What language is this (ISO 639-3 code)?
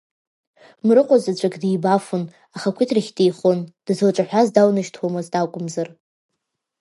abk